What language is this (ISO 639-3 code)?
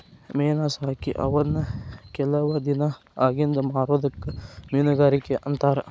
kan